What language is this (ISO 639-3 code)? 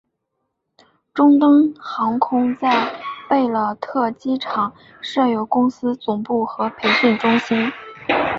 zho